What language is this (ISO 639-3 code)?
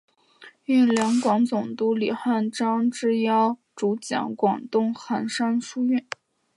zho